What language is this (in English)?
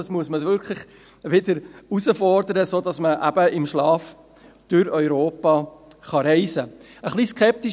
Swiss German